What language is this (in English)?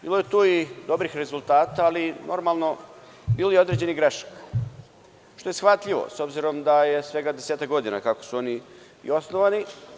Serbian